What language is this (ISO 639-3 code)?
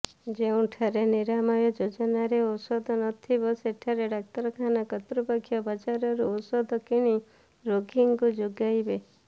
ori